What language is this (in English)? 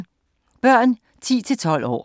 Danish